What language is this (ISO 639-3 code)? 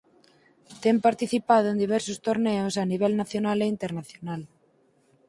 glg